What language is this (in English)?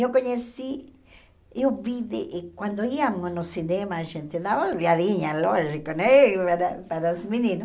Portuguese